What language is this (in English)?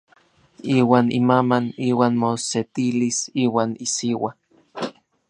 Orizaba Nahuatl